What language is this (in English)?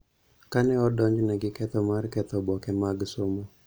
Luo (Kenya and Tanzania)